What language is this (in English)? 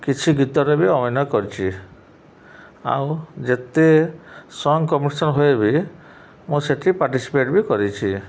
Odia